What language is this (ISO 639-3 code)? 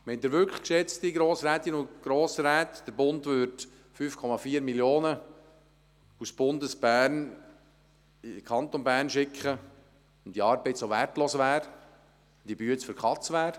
gsw